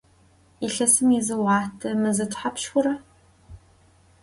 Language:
Adyghe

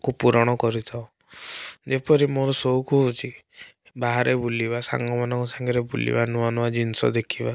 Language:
Odia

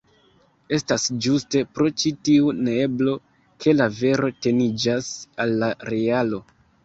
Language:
Esperanto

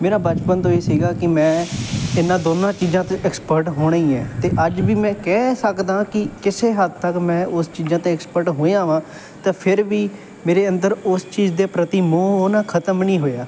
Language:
Punjabi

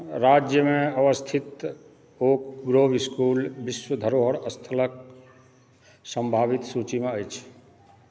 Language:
Maithili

